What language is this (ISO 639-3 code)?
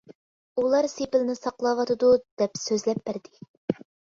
uig